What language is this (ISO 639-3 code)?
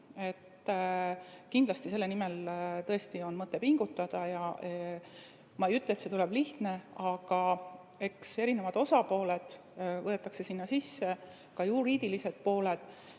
est